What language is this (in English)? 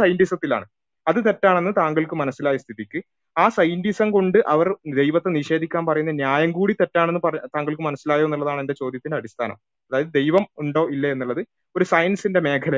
Malayalam